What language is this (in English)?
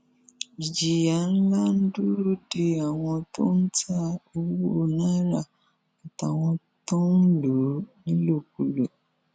Yoruba